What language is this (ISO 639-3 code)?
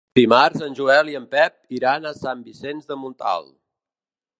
cat